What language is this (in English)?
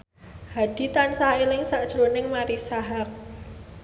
Javanese